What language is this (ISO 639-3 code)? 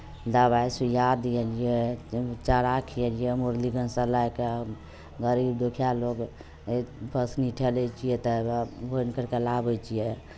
mai